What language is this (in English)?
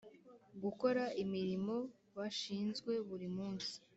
Kinyarwanda